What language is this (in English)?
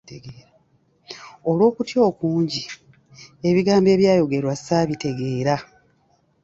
Ganda